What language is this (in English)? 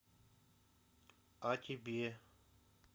Russian